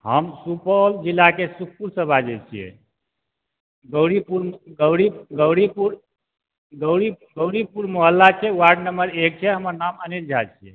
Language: Maithili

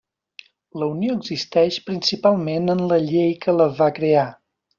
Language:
Catalan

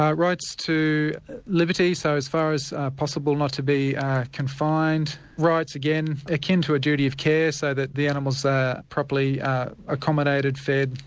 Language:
English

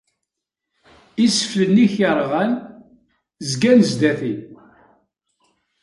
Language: Kabyle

